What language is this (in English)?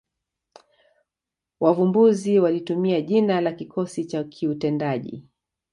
Swahili